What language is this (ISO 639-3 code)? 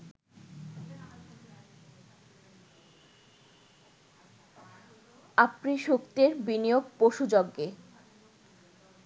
ben